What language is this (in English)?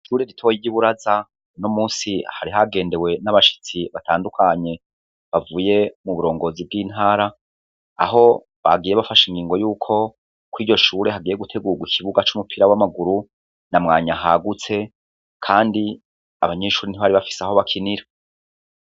Rundi